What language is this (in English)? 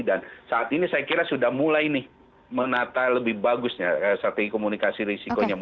Indonesian